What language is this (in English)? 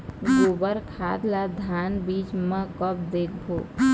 Chhattisgarhi